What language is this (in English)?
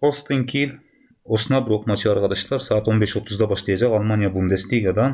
Turkish